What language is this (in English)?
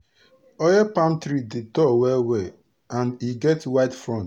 Nigerian Pidgin